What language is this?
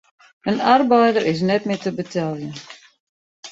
Western Frisian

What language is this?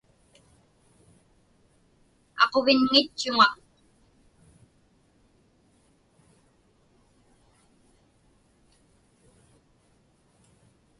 Inupiaq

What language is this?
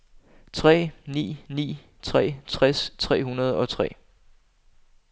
Danish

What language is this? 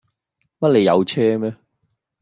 Cantonese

